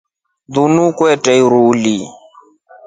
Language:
Rombo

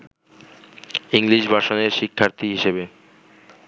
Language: Bangla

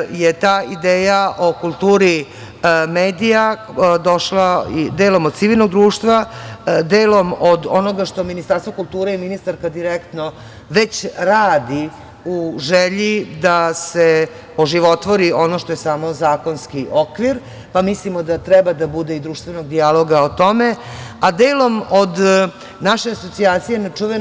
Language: Serbian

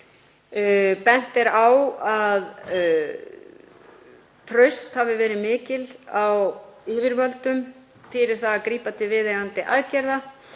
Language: Icelandic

